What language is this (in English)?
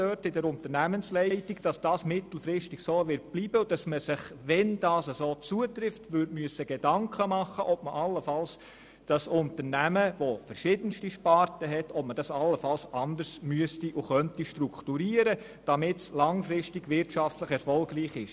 Swiss German